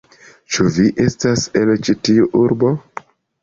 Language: Esperanto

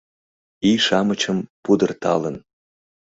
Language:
Mari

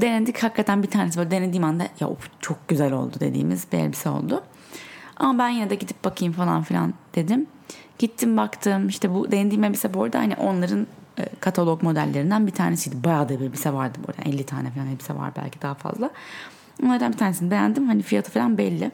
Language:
Turkish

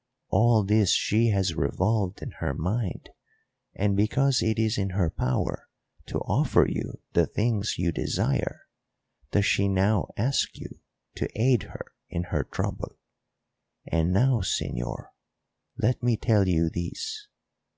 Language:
English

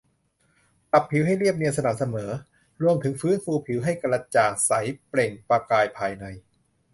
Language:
Thai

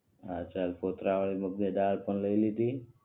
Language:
Gujarati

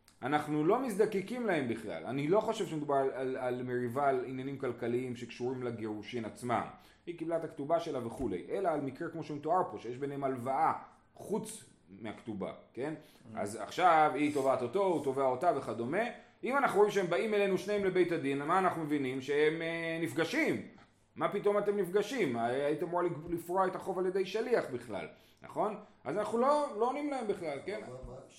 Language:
Hebrew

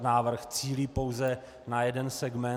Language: Czech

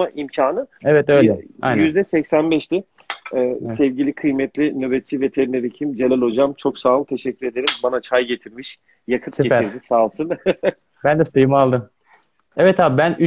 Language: Turkish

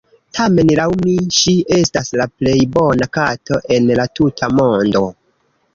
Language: Esperanto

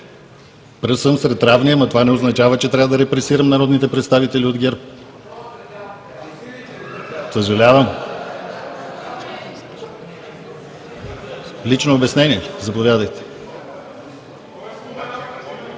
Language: Bulgarian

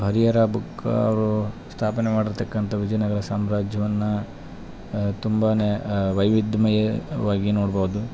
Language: Kannada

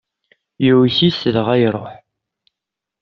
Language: Kabyle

